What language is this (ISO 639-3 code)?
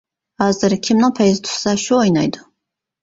uig